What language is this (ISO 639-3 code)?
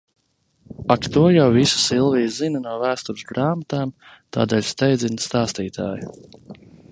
lav